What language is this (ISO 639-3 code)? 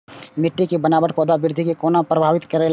mai